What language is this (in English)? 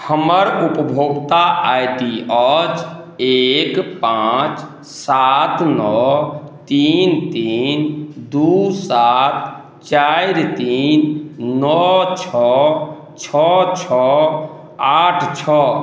Maithili